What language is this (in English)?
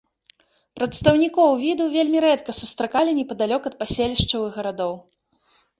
Belarusian